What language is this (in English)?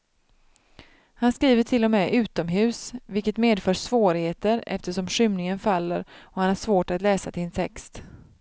Swedish